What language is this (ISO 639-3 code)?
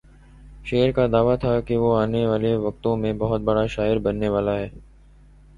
urd